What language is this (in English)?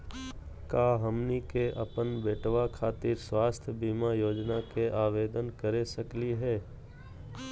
Magahi